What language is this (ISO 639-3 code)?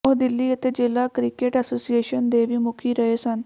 pan